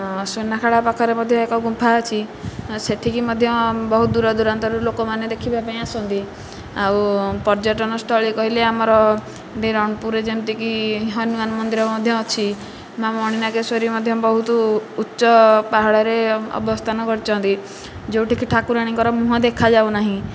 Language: Odia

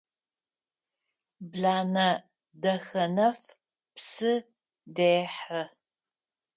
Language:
Adyghe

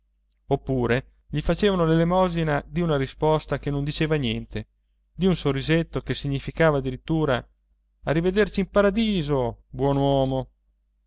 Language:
Italian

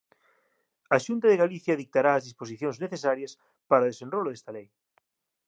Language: Galician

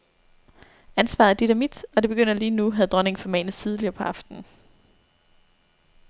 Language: Danish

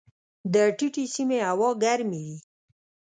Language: Pashto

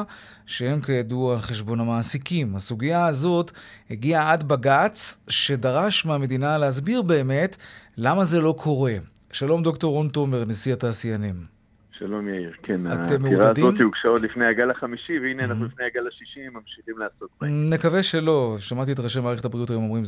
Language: Hebrew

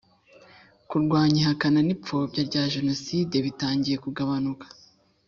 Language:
Kinyarwanda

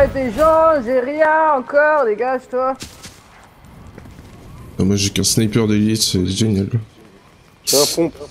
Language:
French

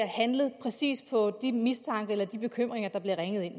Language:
Danish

